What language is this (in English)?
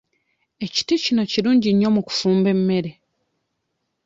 Ganda